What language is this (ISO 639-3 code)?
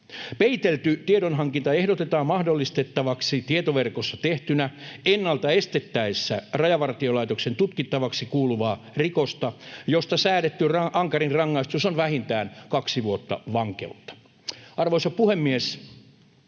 fin